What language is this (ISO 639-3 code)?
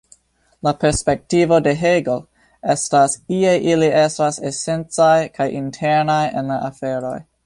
epo